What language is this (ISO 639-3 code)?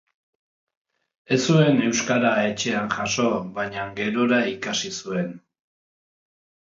eus